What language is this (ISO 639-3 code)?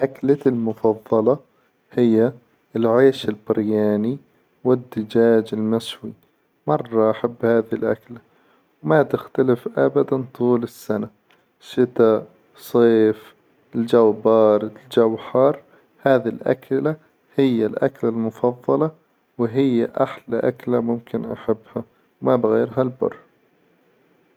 acw